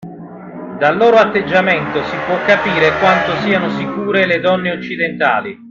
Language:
Italian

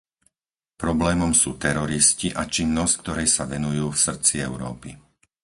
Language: Slovak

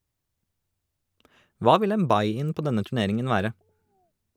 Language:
Norwegian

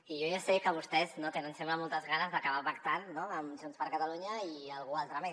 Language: Catalan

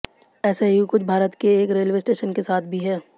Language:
Hindi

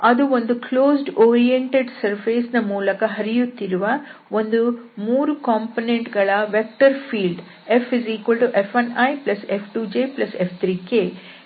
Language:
Kannada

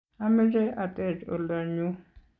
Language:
Kalenjin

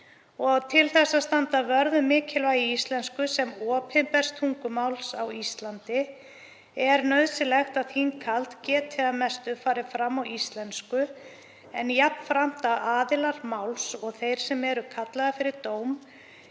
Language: Icelandic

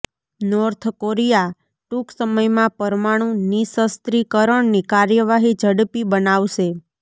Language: Gujarati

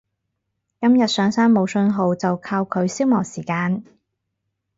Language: Cantonese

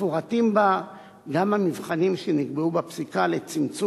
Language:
Hebrew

